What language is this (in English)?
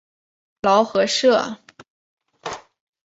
Chinese